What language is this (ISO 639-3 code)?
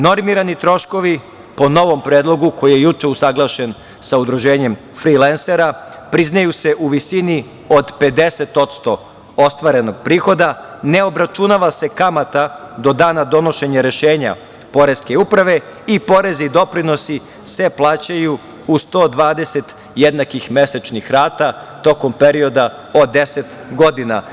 srp